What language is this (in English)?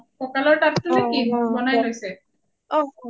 Assamese